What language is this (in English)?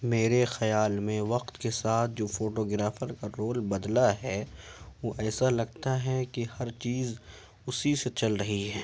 Urdu